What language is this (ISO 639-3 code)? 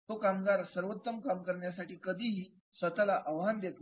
mar